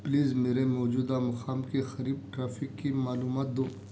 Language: Urdu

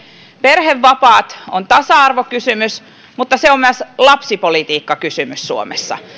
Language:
Finnish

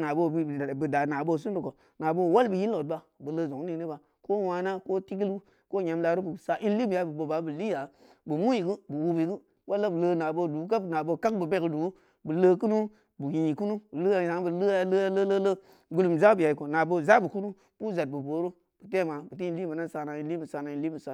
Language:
Samba Leko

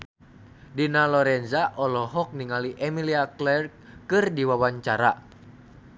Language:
Sundanese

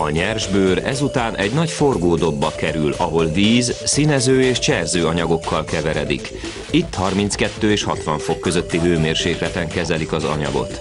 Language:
Hungarian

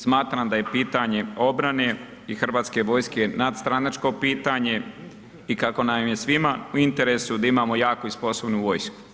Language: Croatian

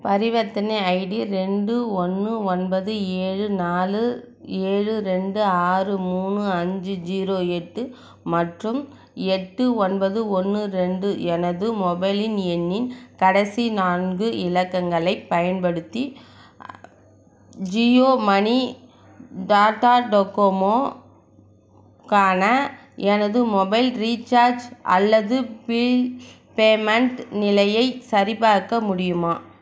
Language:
Tamil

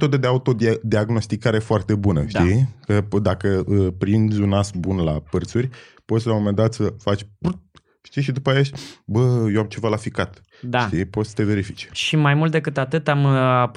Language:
Romanian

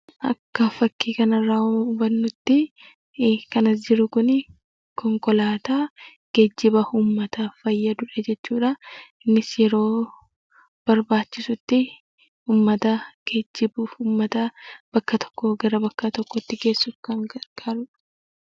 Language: Oromo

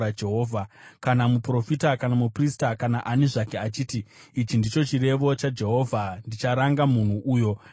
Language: Shona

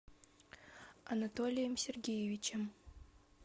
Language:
Russian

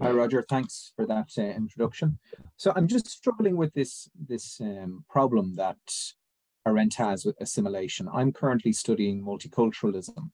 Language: English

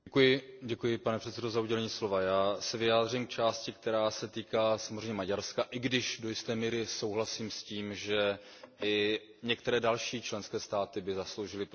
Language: Czech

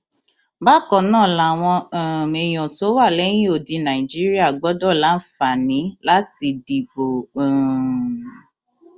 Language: Yoruba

